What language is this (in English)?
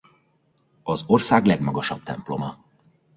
Hungarian